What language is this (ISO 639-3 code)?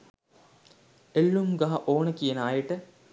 sin